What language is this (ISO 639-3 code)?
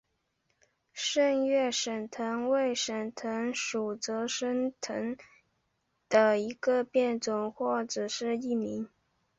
zho